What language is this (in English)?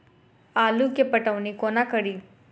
Maithili